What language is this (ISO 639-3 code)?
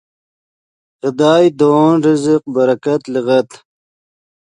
ydg